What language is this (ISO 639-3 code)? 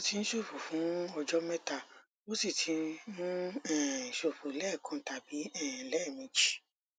yor